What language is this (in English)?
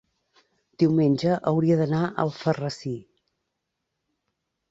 Catalan